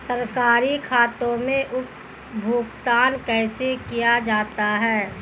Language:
Hindi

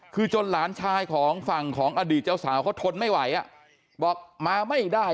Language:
Thai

